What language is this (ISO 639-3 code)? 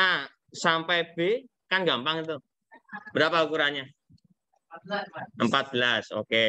ind